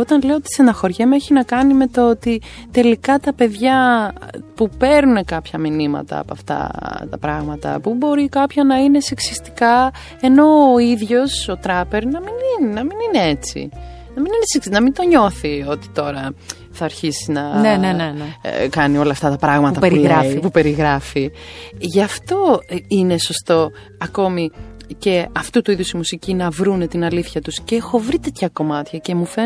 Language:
Greek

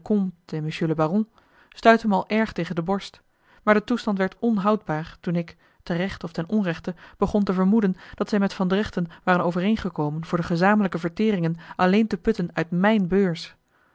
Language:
Dutch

